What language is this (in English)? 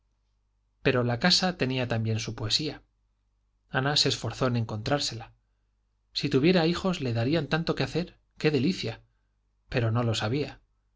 Spanish